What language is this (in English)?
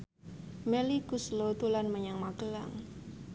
Javanese